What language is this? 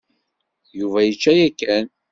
Kabyle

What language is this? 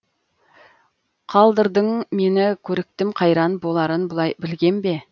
Kazakh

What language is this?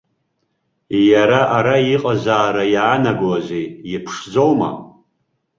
Abkhazian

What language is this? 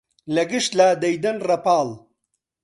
Central Kurdish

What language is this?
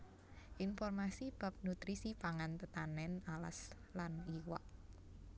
Javanese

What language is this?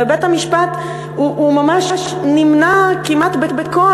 Hebrew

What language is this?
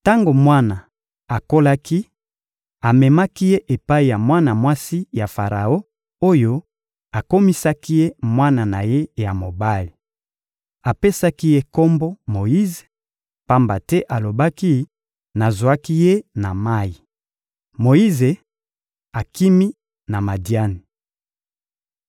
Lingala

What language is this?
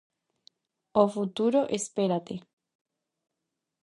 Galician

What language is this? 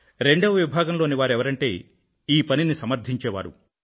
Telugu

